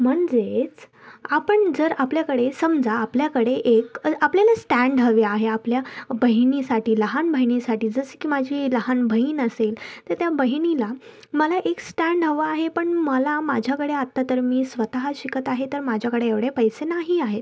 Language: Marathi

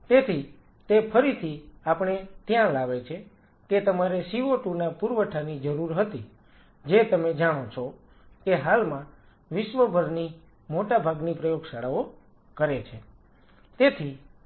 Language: Gujarati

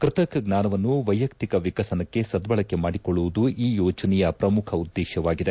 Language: Kannada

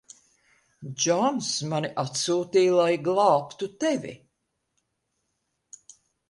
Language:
Latvian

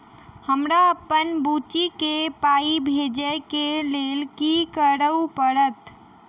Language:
Maithili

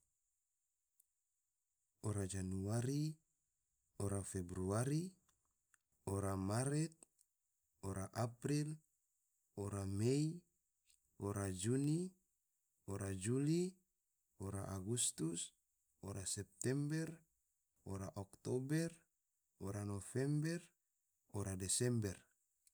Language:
Tidore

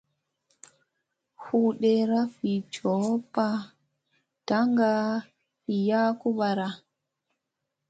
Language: Musey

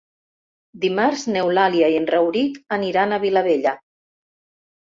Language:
Catalan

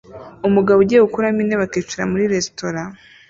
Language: Kinyarwanda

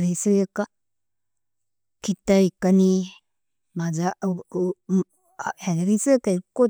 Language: Nobiin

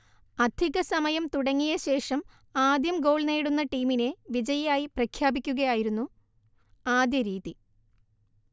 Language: Malayalam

